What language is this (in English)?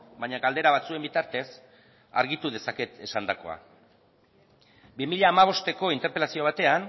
Basque